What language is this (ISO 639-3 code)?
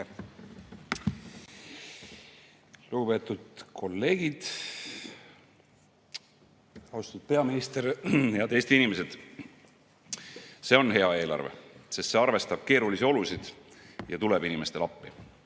est